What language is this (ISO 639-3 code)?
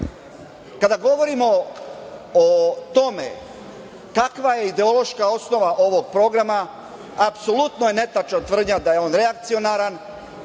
srp